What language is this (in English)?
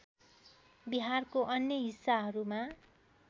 Nepali